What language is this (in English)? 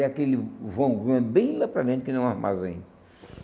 Portuguese